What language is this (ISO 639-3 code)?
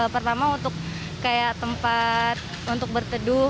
ind